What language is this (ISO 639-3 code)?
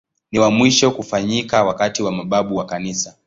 swa